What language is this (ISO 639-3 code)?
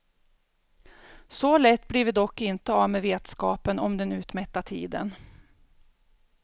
swe